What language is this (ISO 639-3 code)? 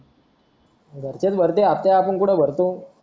mar